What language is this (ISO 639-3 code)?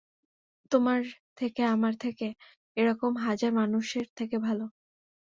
ben